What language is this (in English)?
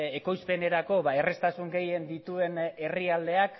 Basque